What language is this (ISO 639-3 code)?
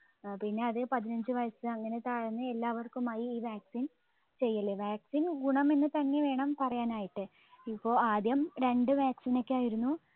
mal